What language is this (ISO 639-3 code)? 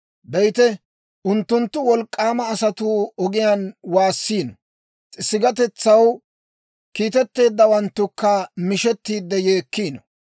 dwr